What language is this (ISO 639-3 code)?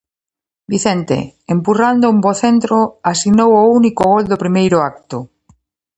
glg